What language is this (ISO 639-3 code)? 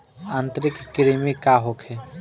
bho